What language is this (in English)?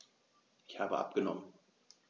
German